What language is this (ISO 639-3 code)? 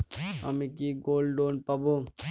ben